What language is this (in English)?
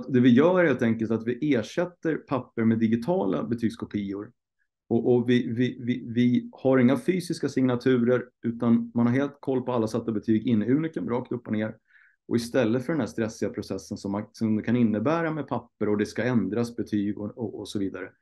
Swedish